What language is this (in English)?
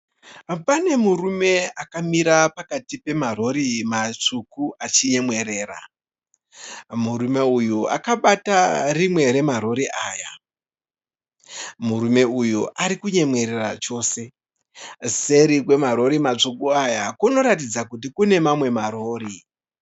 Shona